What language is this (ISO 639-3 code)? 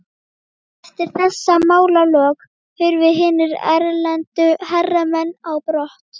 isl